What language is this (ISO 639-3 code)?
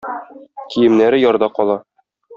tat